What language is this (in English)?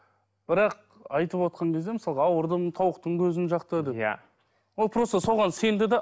Kazakh